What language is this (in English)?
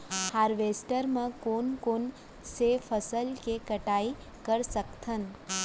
Chhattisgarhi